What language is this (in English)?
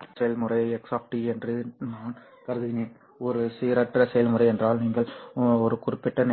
Tamil